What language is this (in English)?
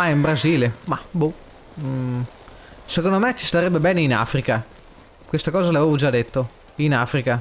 Italian